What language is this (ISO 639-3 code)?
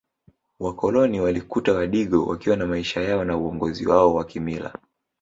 swa